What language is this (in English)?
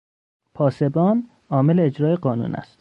Persian